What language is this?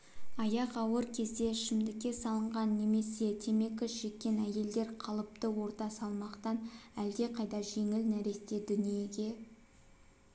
Kazakh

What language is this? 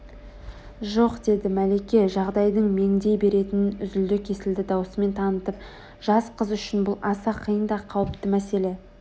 Kazakh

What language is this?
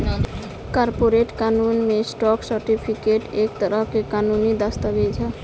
Bhojpuri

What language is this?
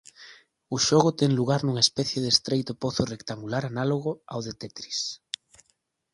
Galician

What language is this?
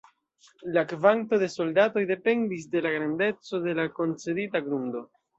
Esperanto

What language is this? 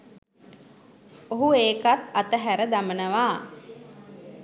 Sinhala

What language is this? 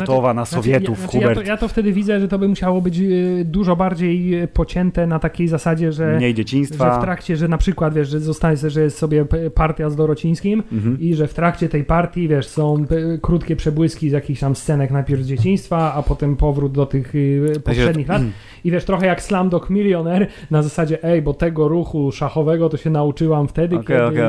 Polish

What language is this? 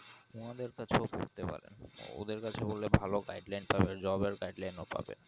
Bangla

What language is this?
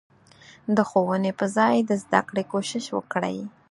Pashto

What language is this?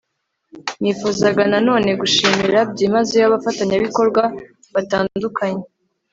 Kinyarwanda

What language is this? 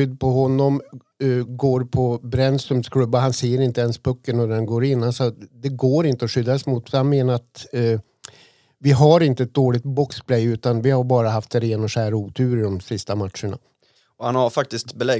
Swedish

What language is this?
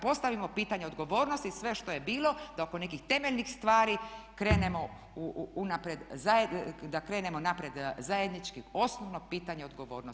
Croatian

